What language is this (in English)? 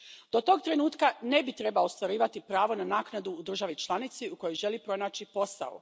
Croatian